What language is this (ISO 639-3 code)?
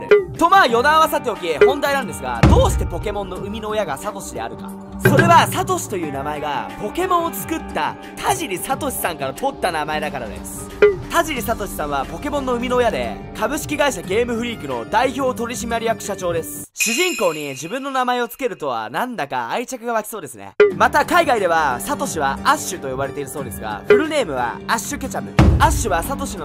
jpn